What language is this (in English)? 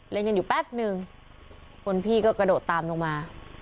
Thai